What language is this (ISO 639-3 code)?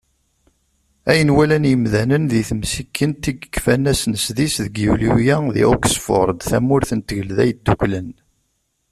kab